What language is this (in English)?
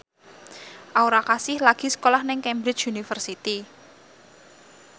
Javanese